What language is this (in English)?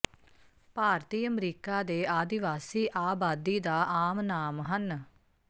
Punjabi